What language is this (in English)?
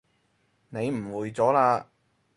Cantonese